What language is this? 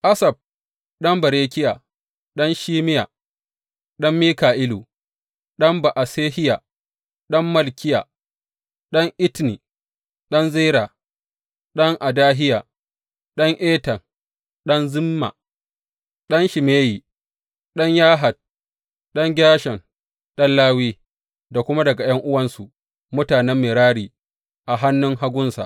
Hausa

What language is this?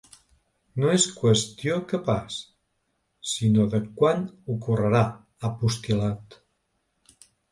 Catalan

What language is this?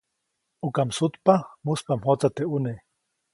Copainalá Zoque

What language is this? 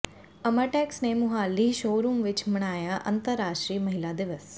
Punjabi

